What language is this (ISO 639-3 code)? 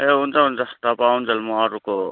nep